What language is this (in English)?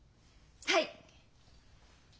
Japanese